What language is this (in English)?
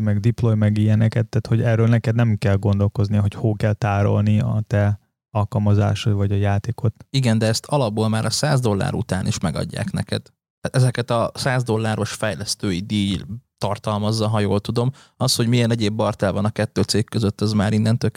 Hungarian